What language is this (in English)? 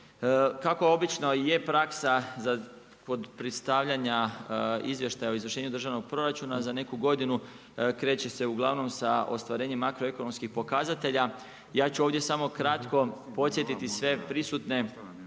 Croatian